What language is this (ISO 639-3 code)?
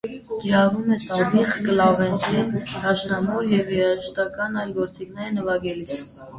hye